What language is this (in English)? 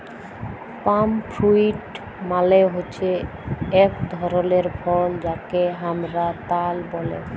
Bangla